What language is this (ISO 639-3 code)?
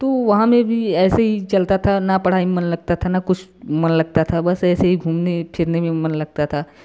hin